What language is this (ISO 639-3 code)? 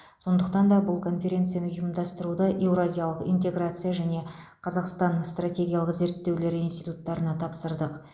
kaz